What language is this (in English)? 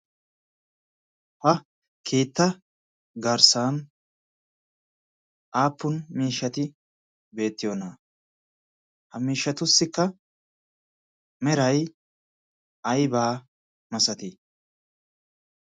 Wolaytta